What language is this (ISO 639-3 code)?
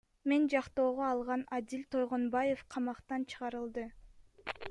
kir